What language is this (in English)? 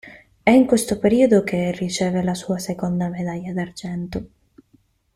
Italian